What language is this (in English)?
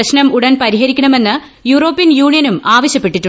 Malayalam